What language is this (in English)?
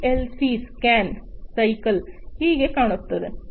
Kannada